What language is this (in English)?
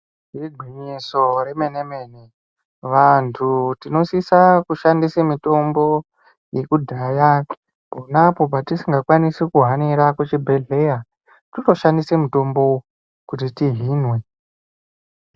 Ndau